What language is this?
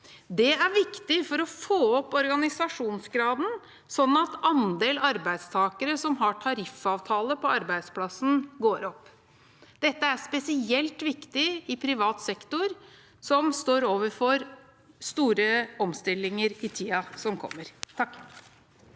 Norwegian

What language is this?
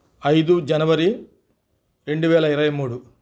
Telugu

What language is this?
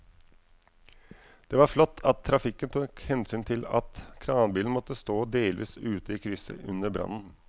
Norwegian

